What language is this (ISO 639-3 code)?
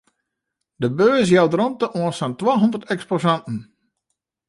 fry